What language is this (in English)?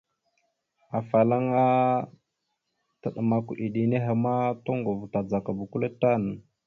Mada (Cameroon)